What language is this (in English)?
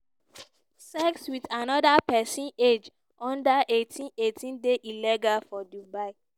Nigerian Pidgin